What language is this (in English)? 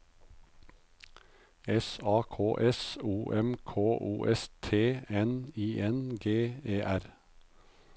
Norwegian